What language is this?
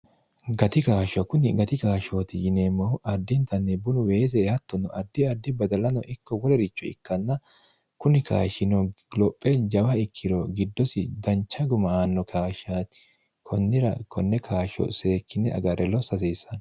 Sidamo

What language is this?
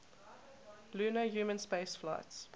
English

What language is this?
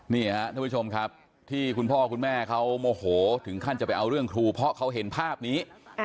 Thai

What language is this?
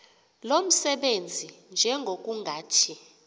Xhosa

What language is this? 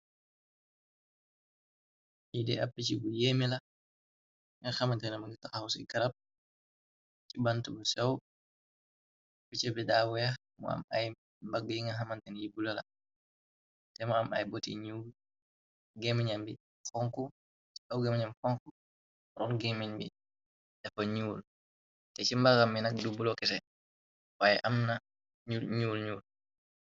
Wolof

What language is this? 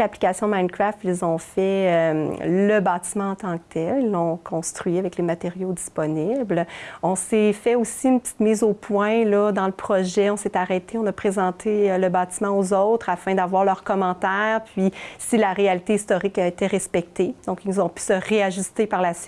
French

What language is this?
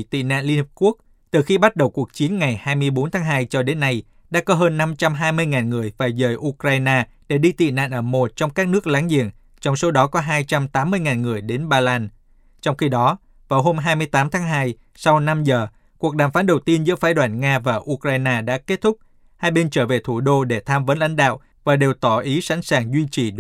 Vietnamese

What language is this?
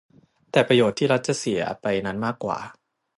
Thai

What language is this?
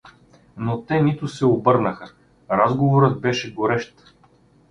Bulgarian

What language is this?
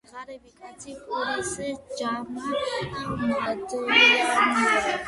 Georgian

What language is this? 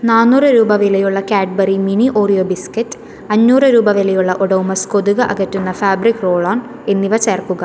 Malayalam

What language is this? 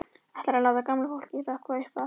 Icelandic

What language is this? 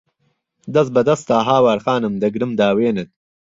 Central Kurdish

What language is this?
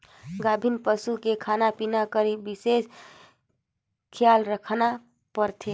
Chhattisgarhi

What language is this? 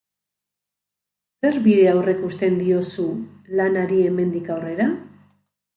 Basque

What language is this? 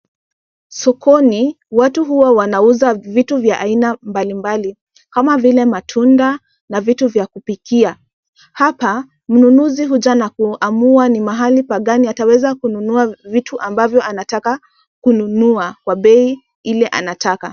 Swahili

